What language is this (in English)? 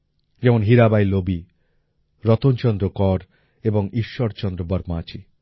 Bangla